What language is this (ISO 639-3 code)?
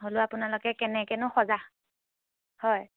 asm